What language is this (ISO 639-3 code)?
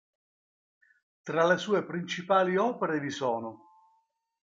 ita